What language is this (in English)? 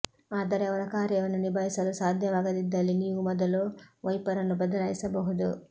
Kannada